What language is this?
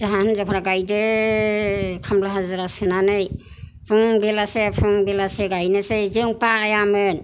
Bodo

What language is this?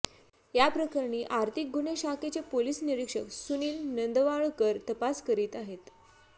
Marathi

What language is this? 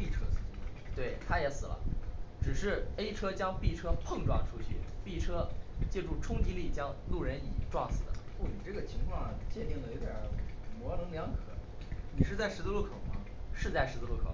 Chinese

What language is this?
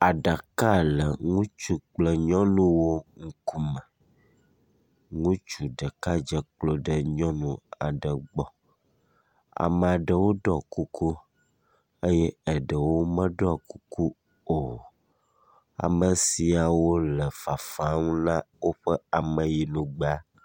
Ewe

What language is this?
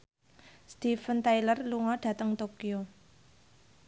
Javanese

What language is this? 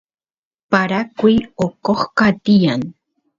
Santiago del Estero Quichua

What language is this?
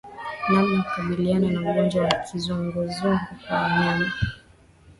Swahili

